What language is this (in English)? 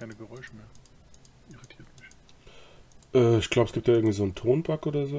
German